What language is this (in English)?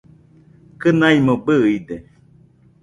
Nüpode Huitoto